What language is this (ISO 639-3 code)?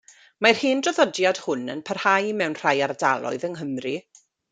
cym